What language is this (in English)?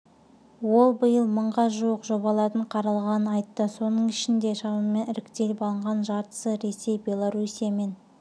Kazakh